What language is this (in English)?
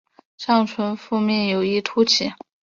Chinese